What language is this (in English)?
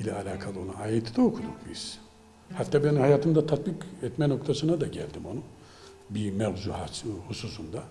Turkish